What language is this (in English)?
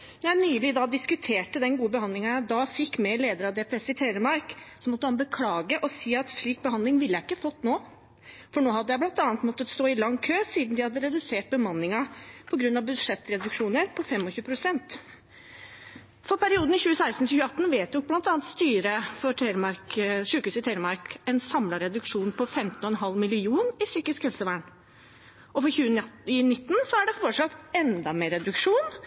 Norwegian Bokmål